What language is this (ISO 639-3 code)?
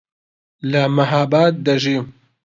ckb